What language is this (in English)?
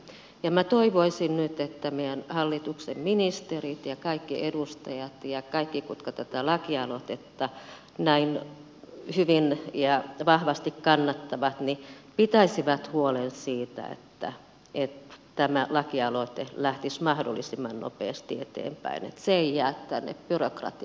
Finnish